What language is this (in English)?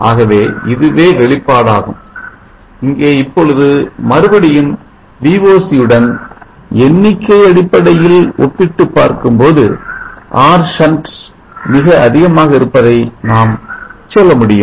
Tamil